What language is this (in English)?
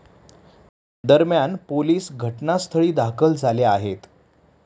Marathi